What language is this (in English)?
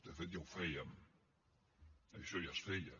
Catalan